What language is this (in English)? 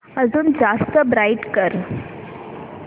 Marathi